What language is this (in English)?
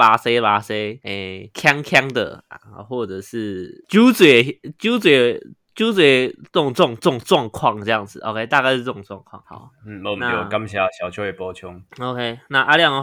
Chinese